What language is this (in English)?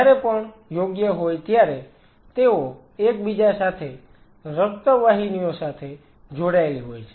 Gujarati